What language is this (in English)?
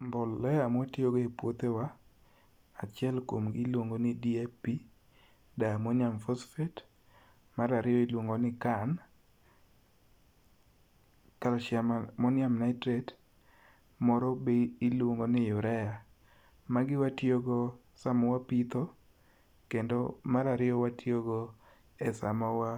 Luo (Kenya and Tanzania)